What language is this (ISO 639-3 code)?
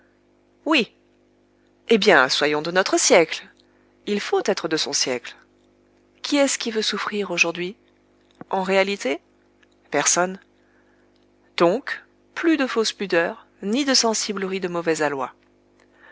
fra